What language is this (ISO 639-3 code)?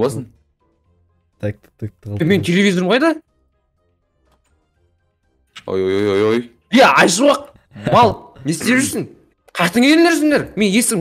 tur